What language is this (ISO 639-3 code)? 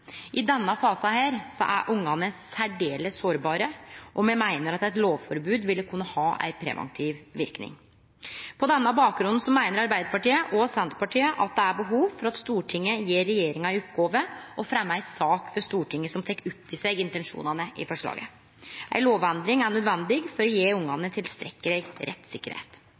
nno